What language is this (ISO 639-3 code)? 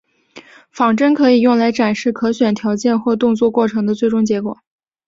zho